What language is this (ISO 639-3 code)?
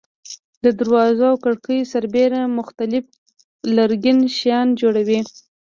pus